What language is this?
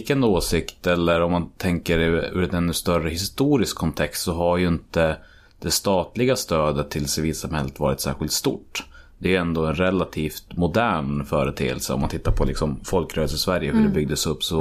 Swedish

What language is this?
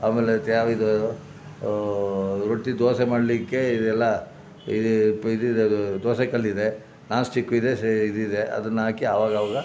Kannada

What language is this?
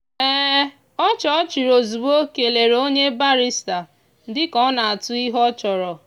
Igbo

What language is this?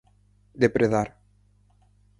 Galician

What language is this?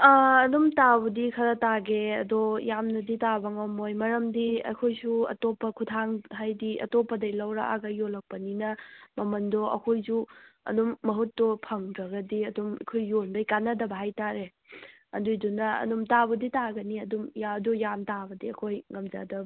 Manipuri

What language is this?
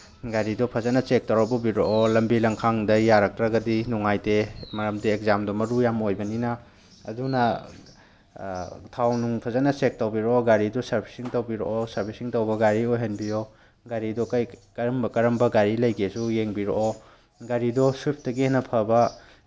Manipuri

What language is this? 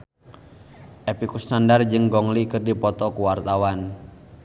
Sundanese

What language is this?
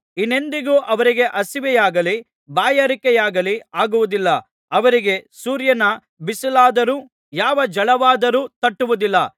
Kannada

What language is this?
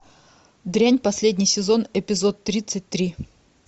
Russian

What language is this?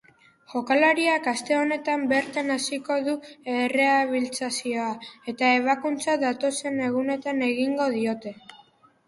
Basque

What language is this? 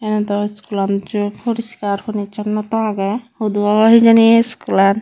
Chakma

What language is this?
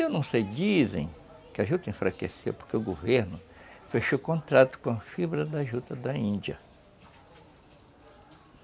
Portuguese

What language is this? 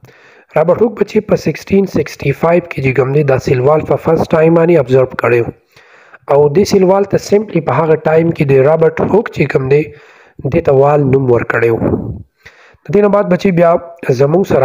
Hindi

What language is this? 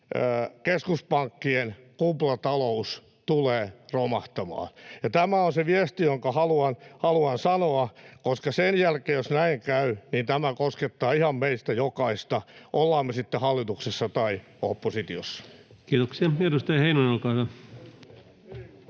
Finnish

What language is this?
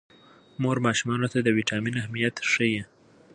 Pashto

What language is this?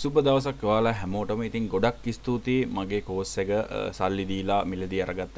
Hindi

